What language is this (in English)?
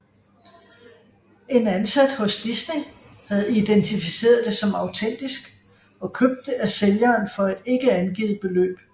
Danish